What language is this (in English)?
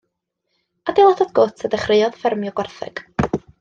Welsh